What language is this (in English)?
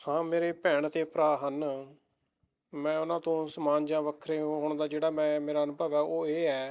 Punjabi